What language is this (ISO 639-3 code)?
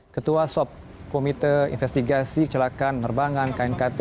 ind